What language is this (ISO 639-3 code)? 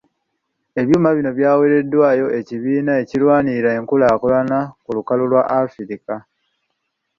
lug